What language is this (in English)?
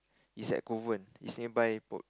English